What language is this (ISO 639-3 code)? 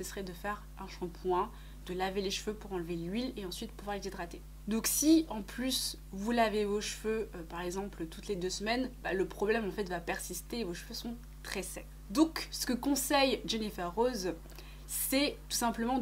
fra